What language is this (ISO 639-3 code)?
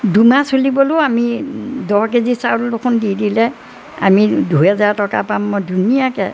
asm